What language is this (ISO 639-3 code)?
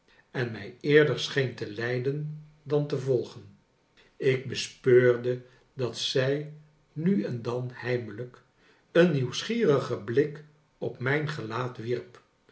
nld